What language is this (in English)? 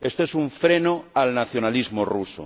Spanish